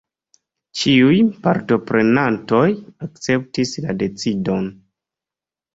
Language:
Esperanto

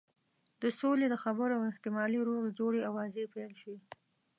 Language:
Pashto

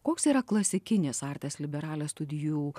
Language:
Lithuanian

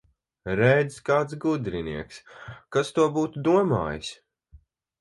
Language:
Latvian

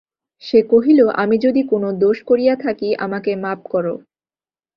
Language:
Bangla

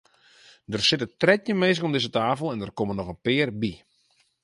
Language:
Western Frisian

